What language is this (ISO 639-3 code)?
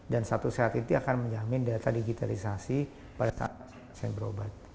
ind